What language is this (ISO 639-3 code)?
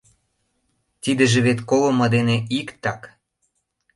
chm